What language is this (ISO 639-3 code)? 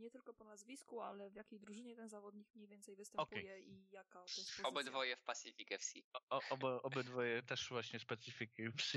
pol